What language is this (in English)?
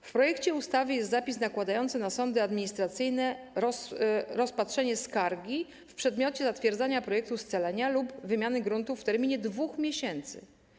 Polish